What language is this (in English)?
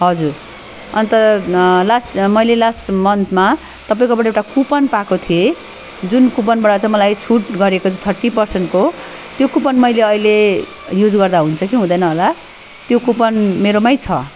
Nepali